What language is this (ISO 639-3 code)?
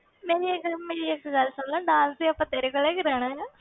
pan